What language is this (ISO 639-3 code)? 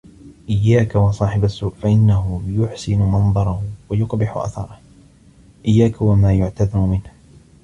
ara